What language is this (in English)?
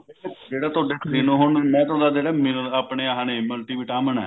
Punjabi